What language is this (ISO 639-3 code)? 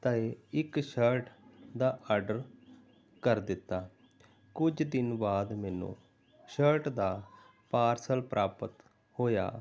pan